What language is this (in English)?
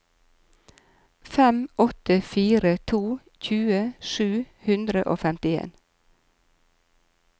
Norwegian